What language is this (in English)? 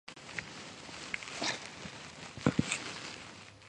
Georgian